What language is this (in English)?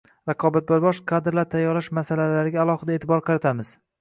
Uzbek